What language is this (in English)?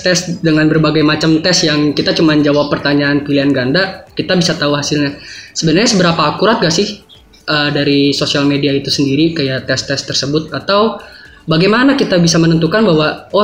Indonesian